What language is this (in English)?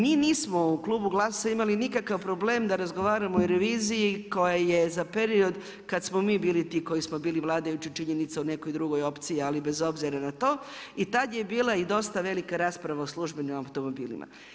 Croatian